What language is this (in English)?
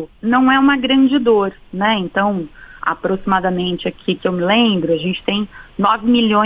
Portuguese